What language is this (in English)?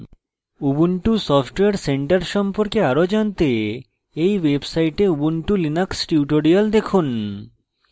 Bangla